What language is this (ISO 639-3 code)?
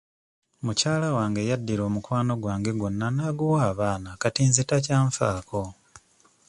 lug